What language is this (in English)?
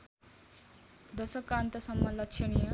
Nepali